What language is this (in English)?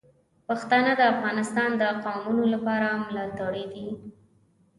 Pashto